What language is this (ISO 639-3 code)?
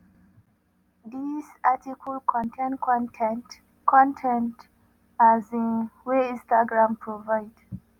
pcm